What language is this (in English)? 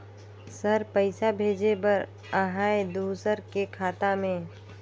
Chhattisgarhi